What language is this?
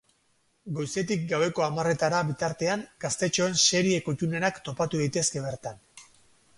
Basque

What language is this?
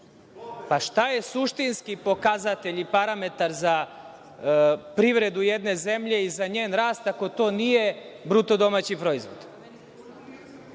Serbian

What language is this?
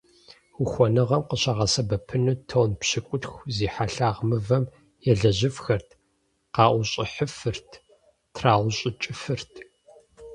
Kabardian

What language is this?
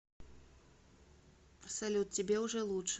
Russian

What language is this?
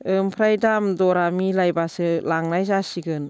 Bodo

